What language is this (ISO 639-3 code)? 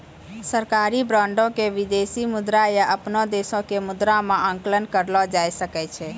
mai